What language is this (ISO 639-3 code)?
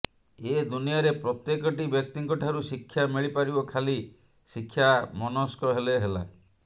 ori